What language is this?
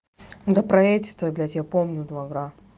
Russian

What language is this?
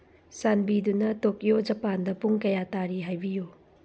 Manipuri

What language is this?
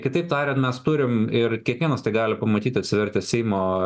Lithuanian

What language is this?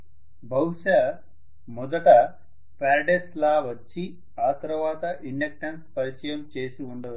Telugu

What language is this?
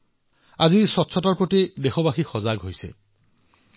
Assamese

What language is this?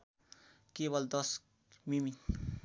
Nepali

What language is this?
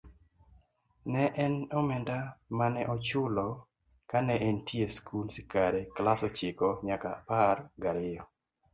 Luo (Kenya and Tanzania)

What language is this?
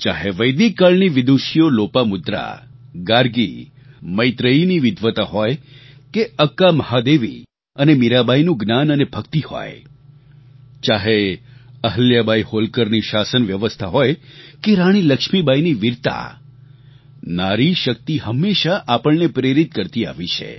Gujarati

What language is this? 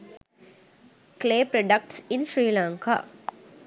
Sinhala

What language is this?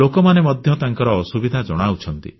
Odia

